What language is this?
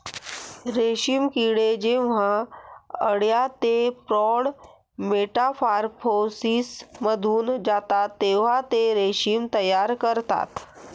Marathi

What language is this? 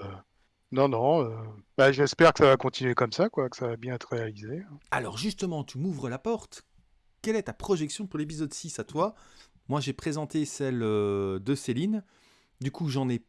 French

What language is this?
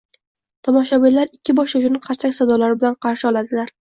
Uzbek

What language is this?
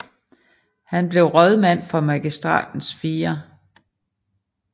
Danish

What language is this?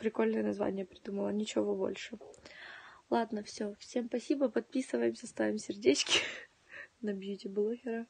Russian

